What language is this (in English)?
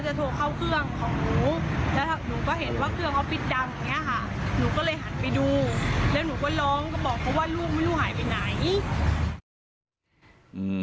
Thai